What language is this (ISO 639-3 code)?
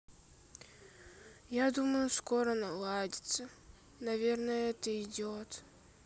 rus